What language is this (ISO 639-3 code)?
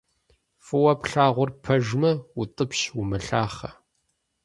kbd